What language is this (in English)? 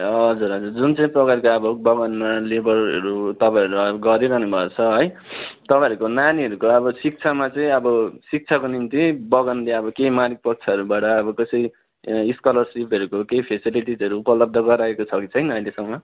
Nepali